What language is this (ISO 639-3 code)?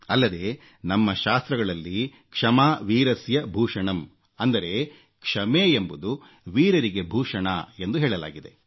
kan